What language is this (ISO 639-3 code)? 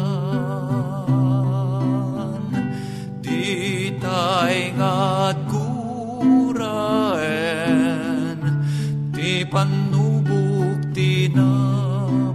fil